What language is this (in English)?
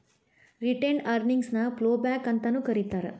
Kannada